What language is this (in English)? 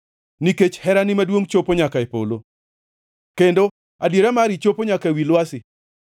Luo (Kenya and Tanzania)